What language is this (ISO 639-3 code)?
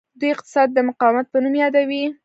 pus